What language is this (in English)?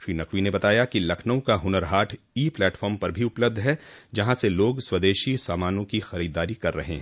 Hindi